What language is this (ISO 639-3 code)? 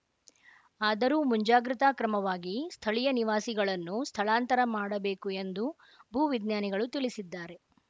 kan